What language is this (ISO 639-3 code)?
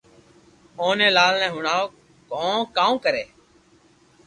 lrk